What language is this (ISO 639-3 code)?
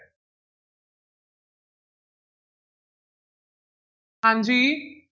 pan